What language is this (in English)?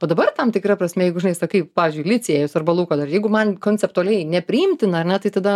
Lithuanian